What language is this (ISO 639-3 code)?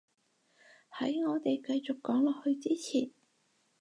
yue